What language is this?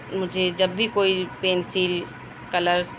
Urdu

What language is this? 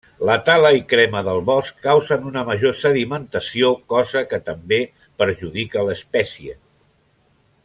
Catalan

